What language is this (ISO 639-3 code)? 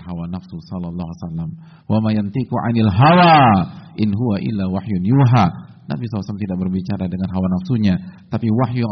ind